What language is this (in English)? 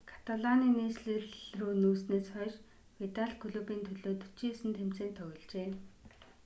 Mongolian